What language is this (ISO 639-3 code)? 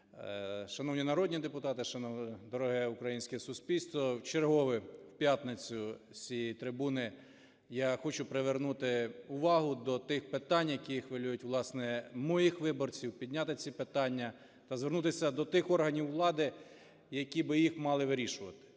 ukr